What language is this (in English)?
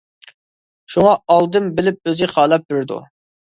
Uyghur